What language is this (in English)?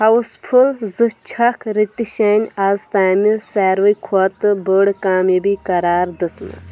Kashmiri